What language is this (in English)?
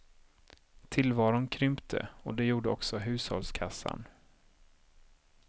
Swedish